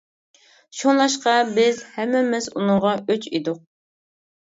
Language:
Uyghur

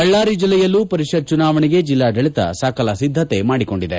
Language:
Kannada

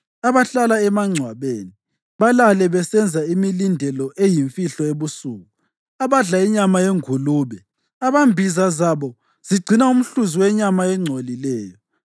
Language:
North Ndebele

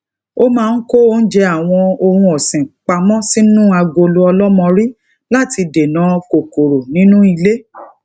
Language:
Yoruba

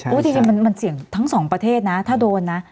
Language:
Thai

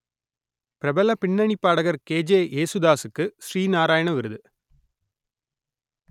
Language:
Tamil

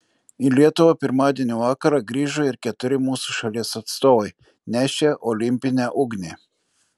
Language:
Lithuanian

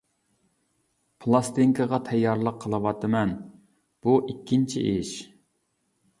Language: Uyghur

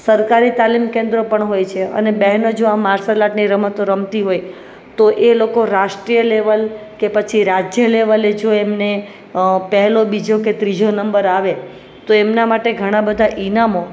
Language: Gujarati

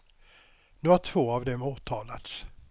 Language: Swedish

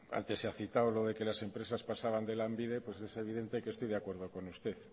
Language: Spanish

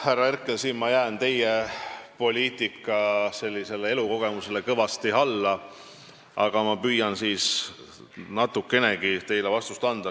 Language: Estonian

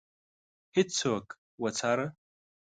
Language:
Pashto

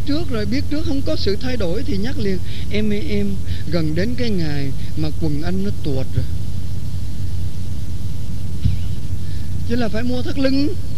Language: Vietnamese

